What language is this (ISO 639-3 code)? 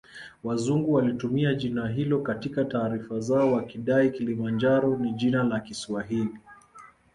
swa